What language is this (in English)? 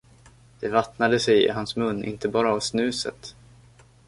Swedish